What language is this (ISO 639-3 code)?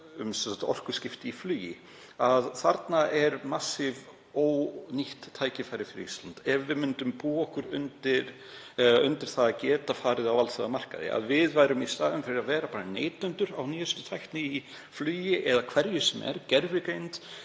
isl